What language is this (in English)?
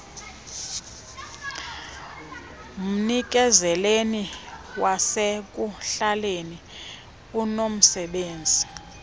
Xhosa